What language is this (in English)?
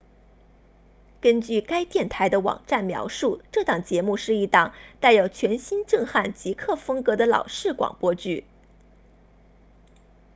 Chinese